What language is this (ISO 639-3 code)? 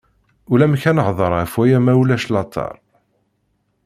kab